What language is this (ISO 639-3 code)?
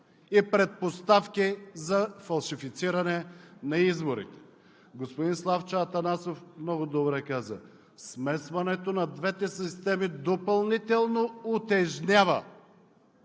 bul